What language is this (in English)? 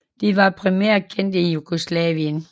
Danish